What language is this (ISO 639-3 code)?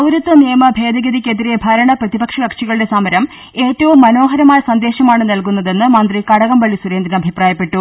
mal